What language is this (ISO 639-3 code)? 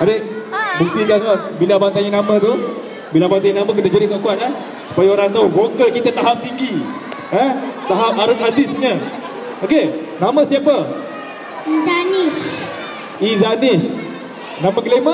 msa